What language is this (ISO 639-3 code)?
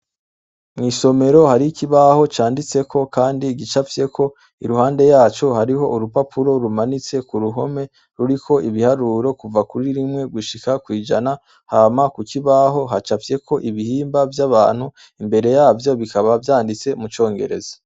run